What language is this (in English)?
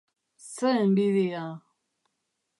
Basque